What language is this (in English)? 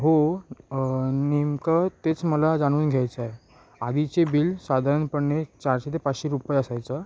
Marathi